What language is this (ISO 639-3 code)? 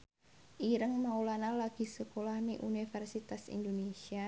jav